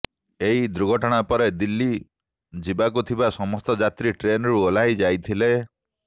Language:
Odia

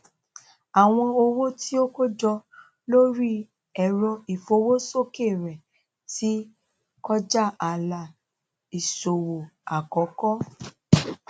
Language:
Yoruba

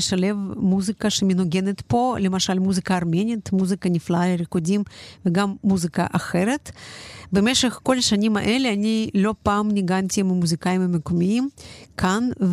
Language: Hebrew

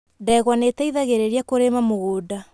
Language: Kikuyu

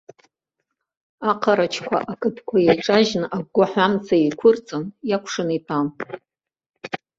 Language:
Abkhazian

